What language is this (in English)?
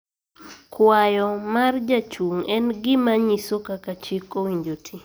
Luo (Kenya and Tanzania)